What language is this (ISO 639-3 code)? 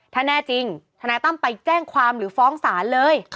tha